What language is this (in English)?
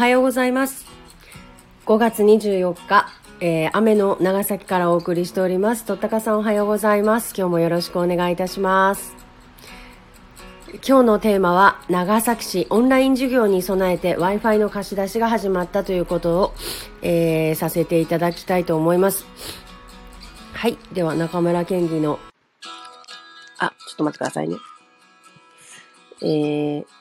Japanese